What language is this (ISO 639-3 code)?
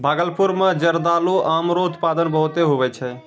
mai